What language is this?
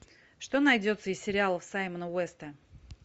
Russian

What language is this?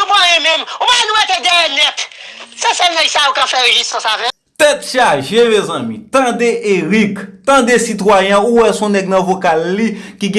French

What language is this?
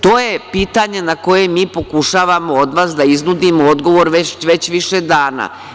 Serbian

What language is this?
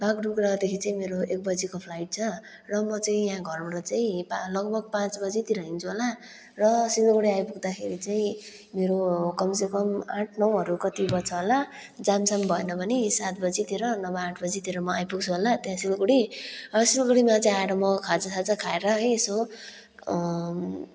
Nepali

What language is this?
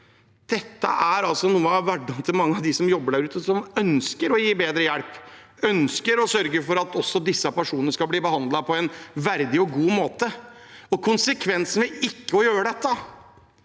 Norwegian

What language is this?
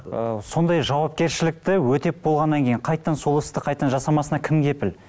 Kazakh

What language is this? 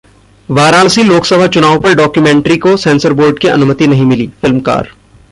Hindi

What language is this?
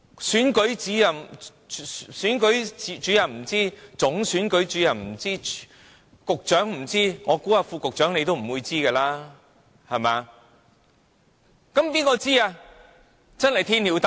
Cantonese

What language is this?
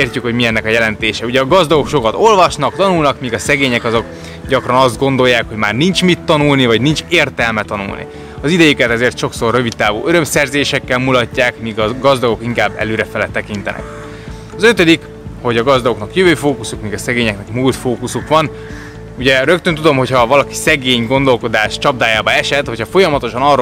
Hungarian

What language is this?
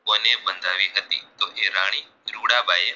Gujarati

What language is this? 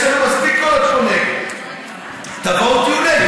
Hebrew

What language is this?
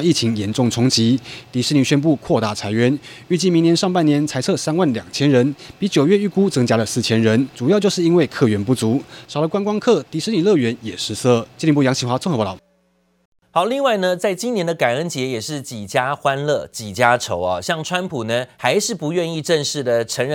Chinese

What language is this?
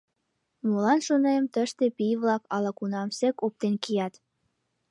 Mari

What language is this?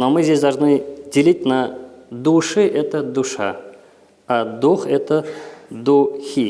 Russian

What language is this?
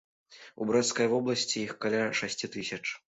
Belarusian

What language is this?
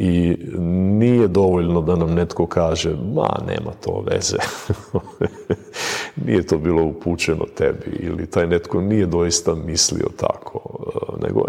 Croatian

